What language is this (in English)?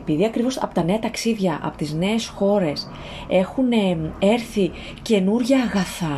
Greek